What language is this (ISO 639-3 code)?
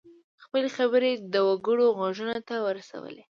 pus